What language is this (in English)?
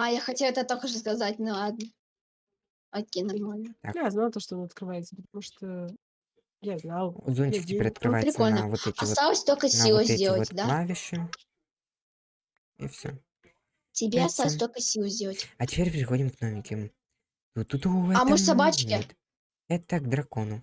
Russian